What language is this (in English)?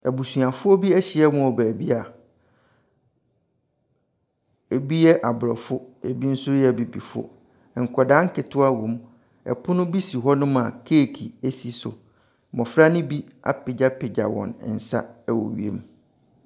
Akan